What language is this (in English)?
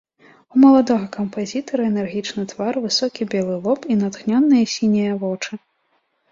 Belarusian